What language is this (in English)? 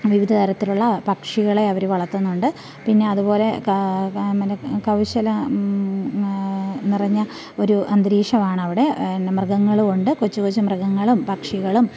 Malayalam